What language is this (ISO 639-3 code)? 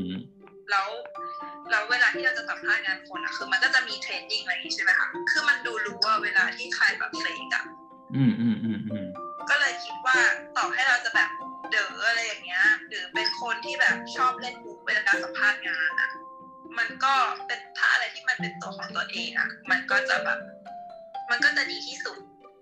tha